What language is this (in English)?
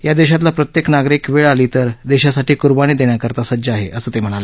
Marathi